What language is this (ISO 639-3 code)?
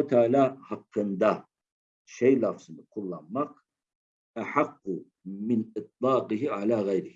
tur